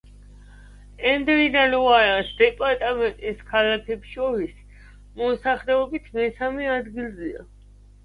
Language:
Georgian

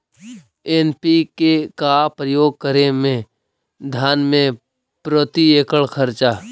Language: Magahi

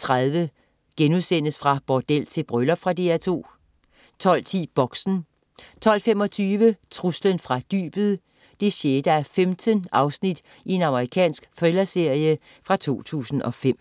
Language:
Danish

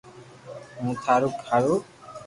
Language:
Loarki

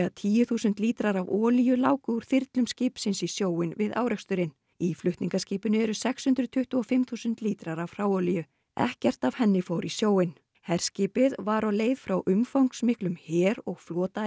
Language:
Icelandic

